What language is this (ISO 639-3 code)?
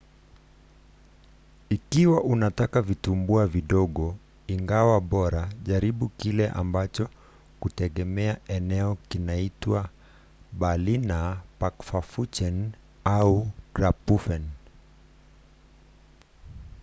swa